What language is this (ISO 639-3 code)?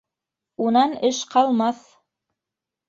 bak